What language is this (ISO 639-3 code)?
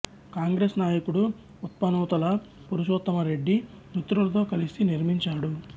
tel